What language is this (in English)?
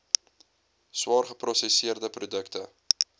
Afrikaans